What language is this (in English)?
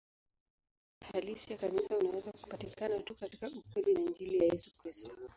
Swahili